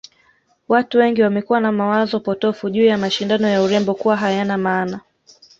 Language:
Swahili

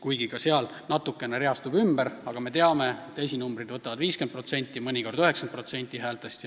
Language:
Estonian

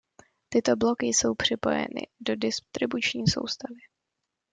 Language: Czech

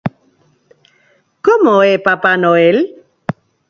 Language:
Galician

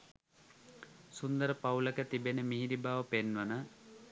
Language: Sinhala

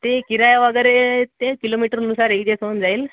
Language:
Marathi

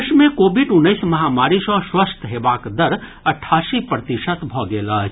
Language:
Maithili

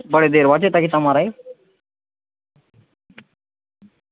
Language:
Dogri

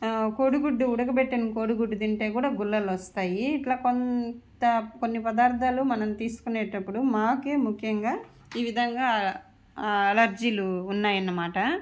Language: Telugu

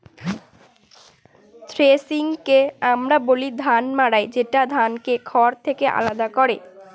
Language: Bangla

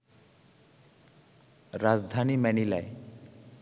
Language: Bangla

